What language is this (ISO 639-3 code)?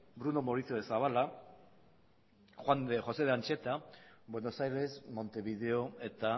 eus